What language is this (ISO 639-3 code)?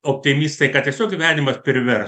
lit